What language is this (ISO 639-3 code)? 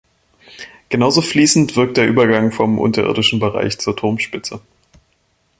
deu